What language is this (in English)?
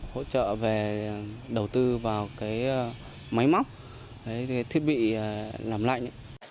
Vietnamese